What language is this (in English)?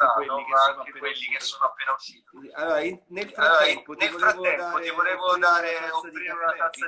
Italian